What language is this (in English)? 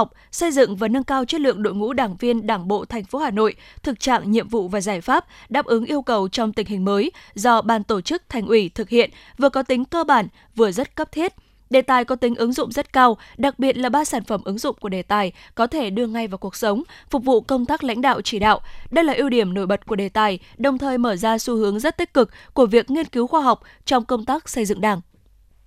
Vietnamese